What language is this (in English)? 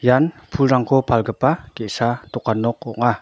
Garo